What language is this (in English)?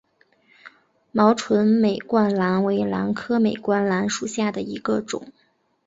Chinese